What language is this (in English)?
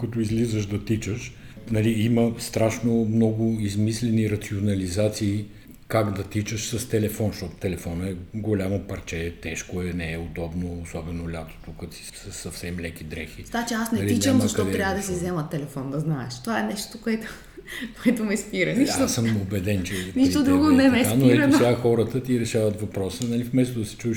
Bulgarian